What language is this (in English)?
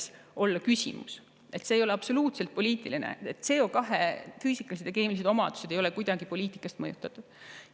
Estonian